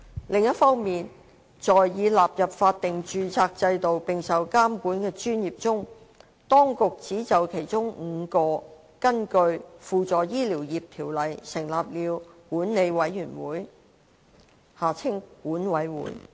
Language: Cantonese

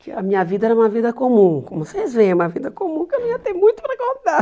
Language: Portuguese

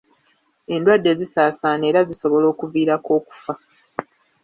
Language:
Ganda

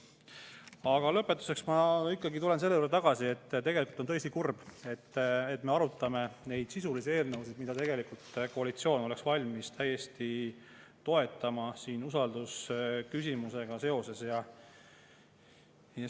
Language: Estonian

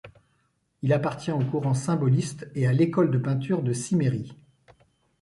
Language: French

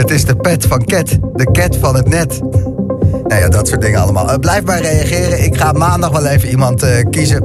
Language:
Dutch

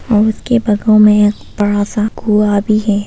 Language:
Hindi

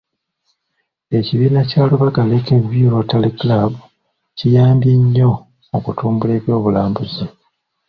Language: Ganda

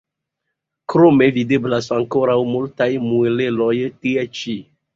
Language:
Esperanto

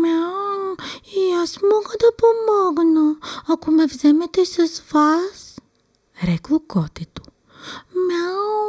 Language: Bulgarian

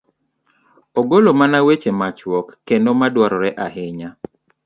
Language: Luo (Kenya and Tanzania)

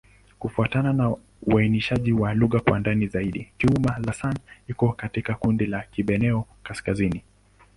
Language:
Swahili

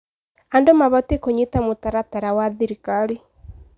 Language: Kikuyu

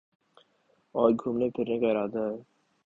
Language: Urdu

